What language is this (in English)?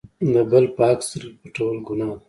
Pashto